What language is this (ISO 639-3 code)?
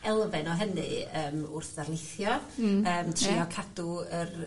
cym